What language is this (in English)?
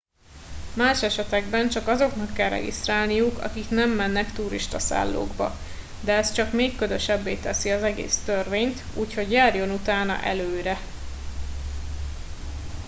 Hungarian